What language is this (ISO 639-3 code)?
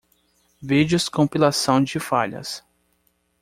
por